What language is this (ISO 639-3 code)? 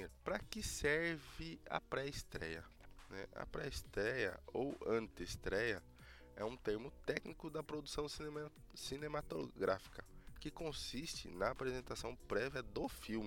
por